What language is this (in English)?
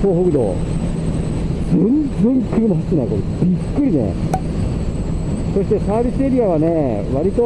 Japanese